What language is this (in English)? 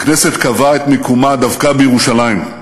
Hebrew